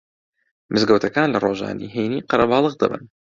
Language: Central Kurdish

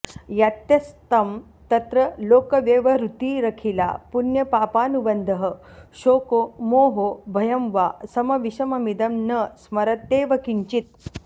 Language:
Sanskrit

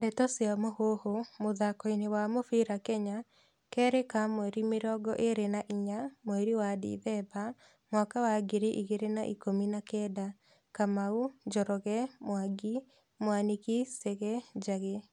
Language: Kikuyu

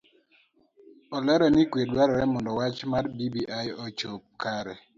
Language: Luo (Kenya and Tanzania)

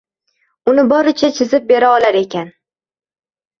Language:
Uzbek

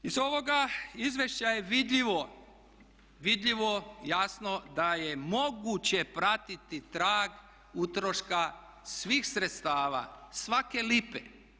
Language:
Croatian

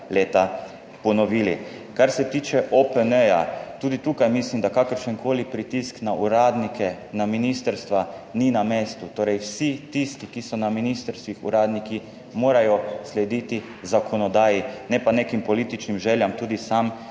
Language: Slovenian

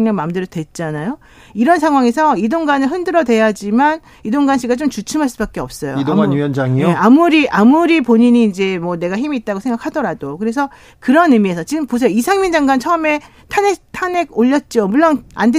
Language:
Korean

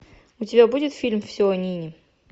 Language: Russian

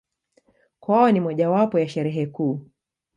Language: Swahili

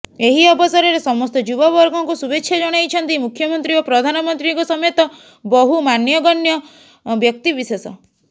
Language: Odia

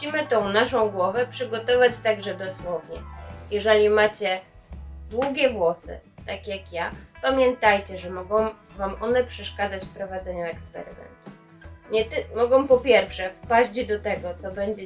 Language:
Polish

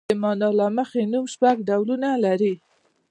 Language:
Pashto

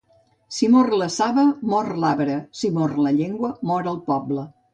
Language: Catalan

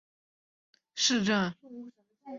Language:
Chinese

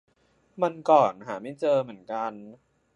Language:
Thai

